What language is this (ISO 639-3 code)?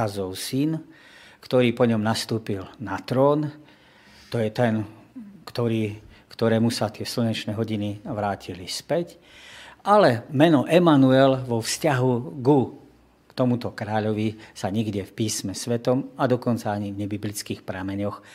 slk